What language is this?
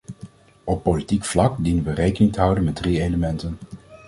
Dutch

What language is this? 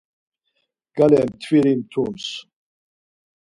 Laz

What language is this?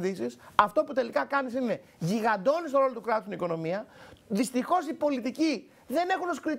Greek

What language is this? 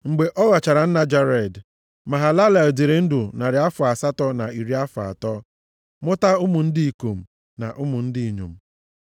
Igbo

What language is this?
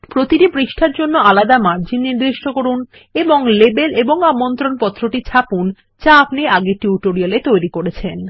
Bangla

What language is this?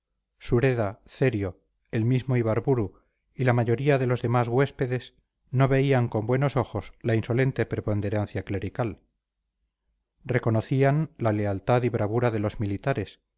Spanish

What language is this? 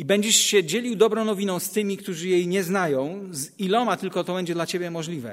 Polish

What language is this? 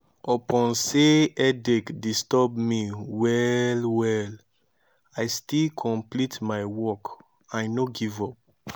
Nigerian Pidgin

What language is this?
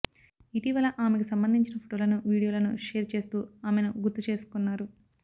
Telugu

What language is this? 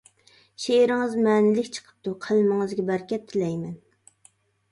Uyghur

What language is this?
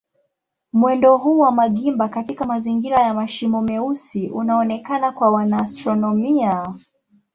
Swahili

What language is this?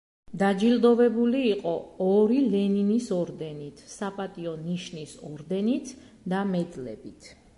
Georgian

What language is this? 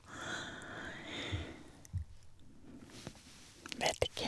Norwegian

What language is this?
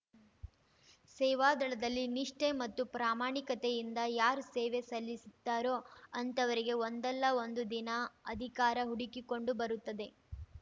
Kannada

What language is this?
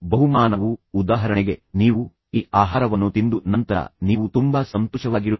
Kannada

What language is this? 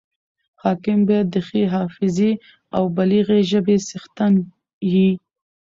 Pashto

